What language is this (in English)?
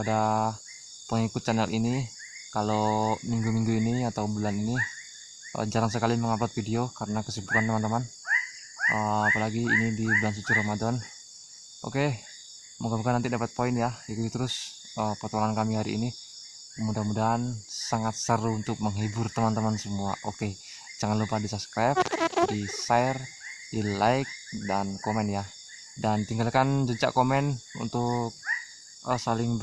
Indonesian